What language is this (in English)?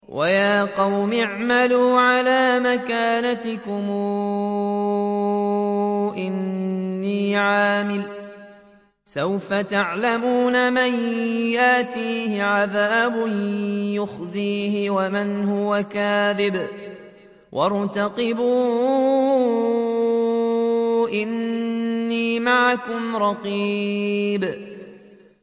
Arabic